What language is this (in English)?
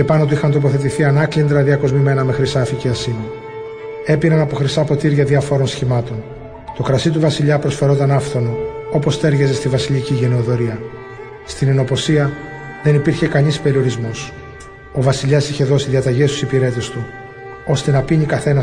Greek